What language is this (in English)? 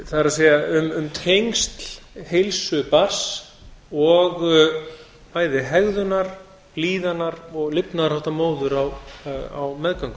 Icelandic